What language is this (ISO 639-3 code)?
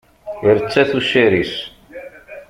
kab